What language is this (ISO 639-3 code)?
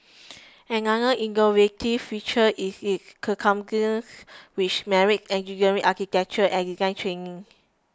eng